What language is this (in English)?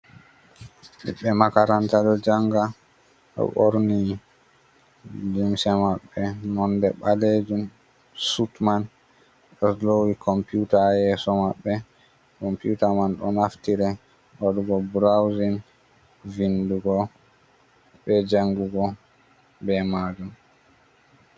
Fula